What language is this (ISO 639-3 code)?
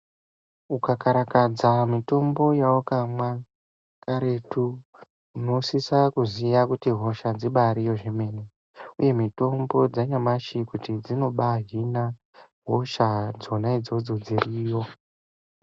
ndc